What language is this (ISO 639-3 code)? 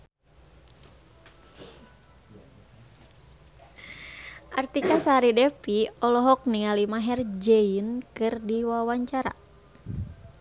sun